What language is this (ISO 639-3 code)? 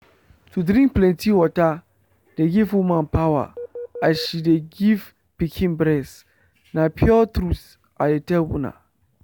pcm